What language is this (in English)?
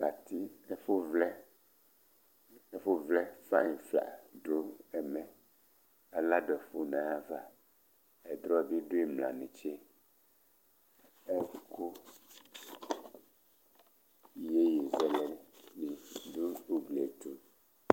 Ikposo